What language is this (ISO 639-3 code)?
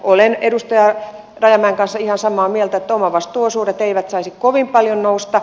fin